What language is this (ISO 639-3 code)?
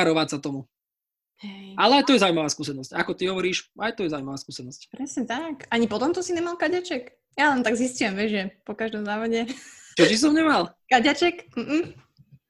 slk